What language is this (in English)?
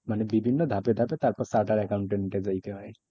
Bangla